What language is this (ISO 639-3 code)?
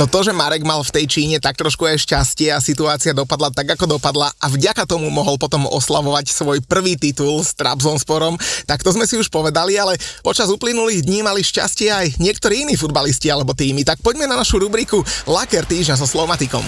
slk